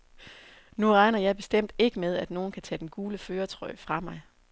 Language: Danish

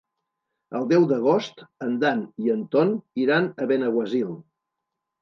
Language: Catalan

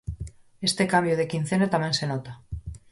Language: Galician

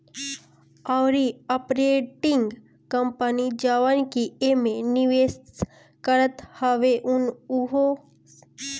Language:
Bhojpuri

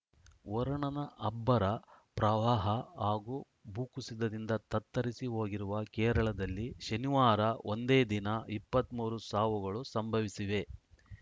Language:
Kannada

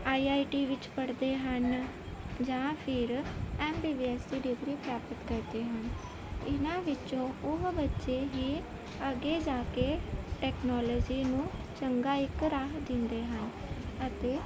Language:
Punjabi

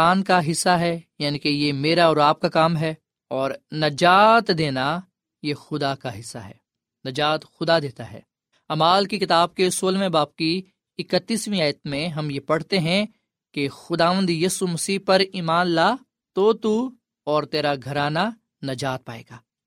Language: Urdu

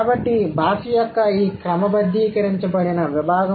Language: Telugu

